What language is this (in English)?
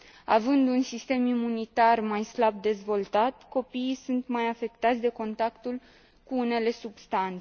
Romanian